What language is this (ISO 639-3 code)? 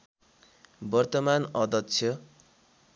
nep